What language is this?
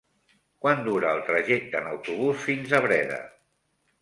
Catalan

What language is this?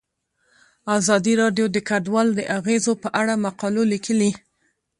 Pashto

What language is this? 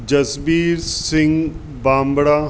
Sindhi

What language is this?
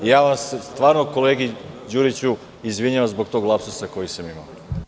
Serbian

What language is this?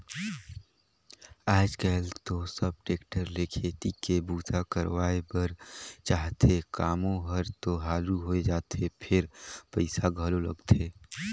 Chhattisgarhi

